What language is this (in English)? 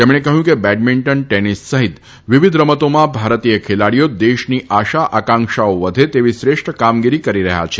Gujarati